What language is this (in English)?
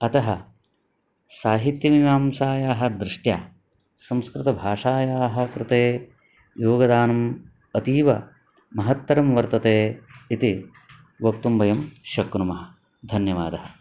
Sanskrit